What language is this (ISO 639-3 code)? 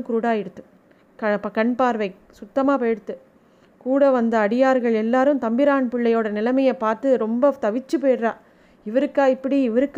tam